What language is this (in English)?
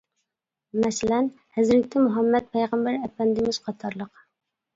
Uyghur